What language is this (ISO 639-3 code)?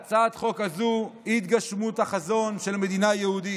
heb